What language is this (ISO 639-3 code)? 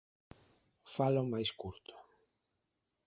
glg